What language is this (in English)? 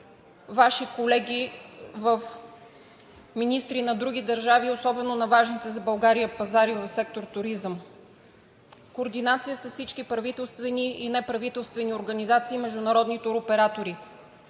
Bulgarian